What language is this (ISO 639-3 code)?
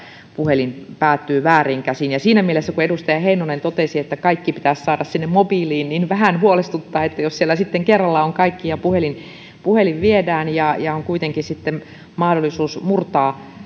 fin